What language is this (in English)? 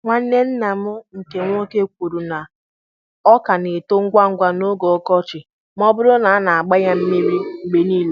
Igbo